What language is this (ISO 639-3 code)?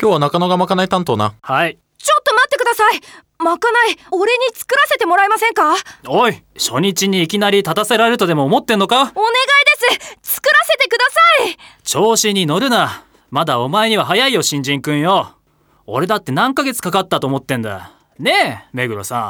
jpn